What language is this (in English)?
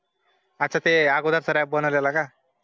Marathi